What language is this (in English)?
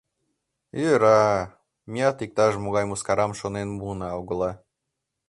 Mari